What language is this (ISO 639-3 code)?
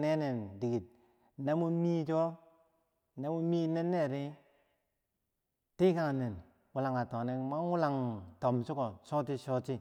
bsj